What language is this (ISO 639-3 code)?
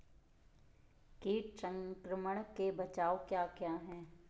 hin